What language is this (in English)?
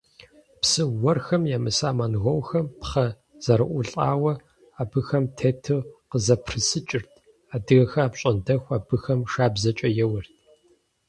Kabardian